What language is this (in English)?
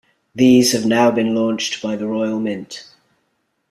English